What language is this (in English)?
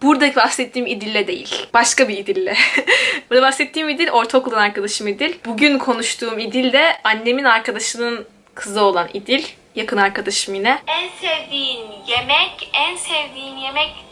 Turkish